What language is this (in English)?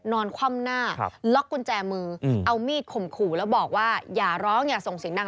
Thai